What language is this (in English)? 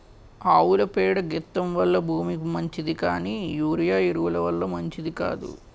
Telugu